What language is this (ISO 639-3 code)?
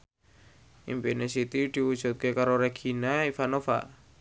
jav